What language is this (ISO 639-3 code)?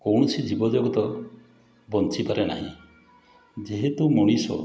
ori